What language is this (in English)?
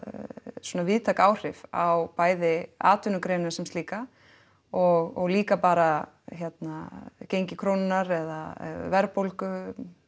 Icelandic